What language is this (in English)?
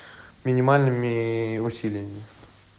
Russian